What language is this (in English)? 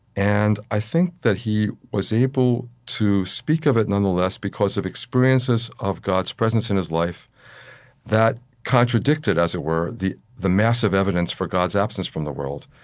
English